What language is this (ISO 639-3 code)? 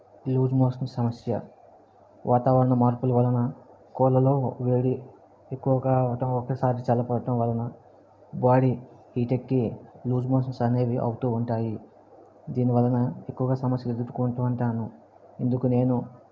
tel